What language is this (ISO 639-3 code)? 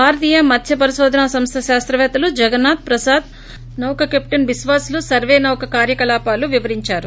tel